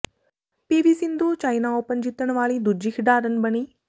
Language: Punjabi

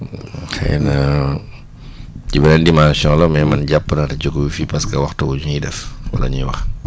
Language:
Wolof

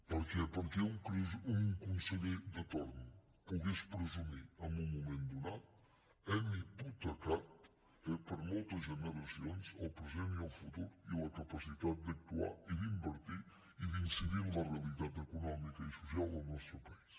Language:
Catalan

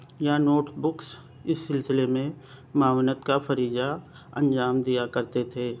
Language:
Urdu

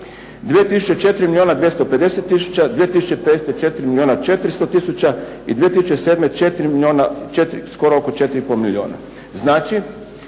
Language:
Croatian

